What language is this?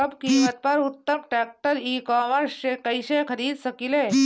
Bhojpuri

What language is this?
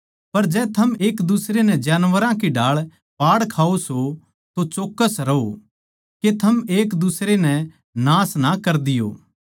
Haryanvi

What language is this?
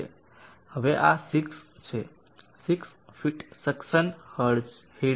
Gujarati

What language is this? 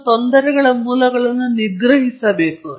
Kannada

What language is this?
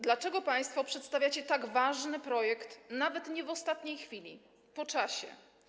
Polish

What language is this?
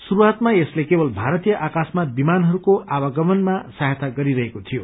Nepali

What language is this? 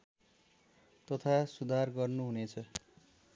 Nepali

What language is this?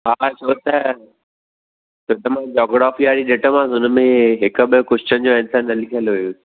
Sindhi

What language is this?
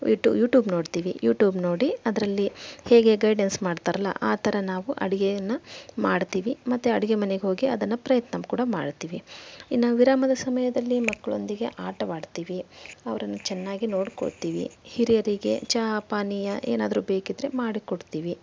Kannada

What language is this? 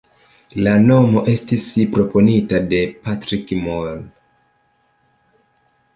Esperanto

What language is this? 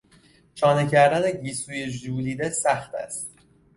Persian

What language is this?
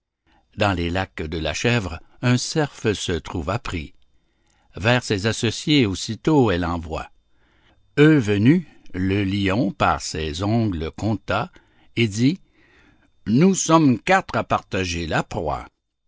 French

